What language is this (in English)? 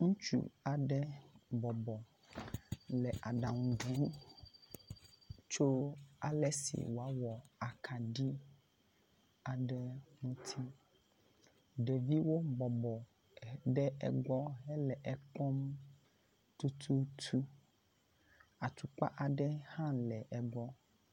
Ewe